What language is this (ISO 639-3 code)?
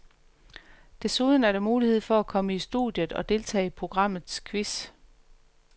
dan